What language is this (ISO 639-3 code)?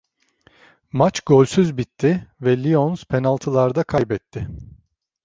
tur